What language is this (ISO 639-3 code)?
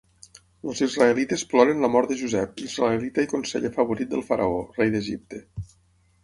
cat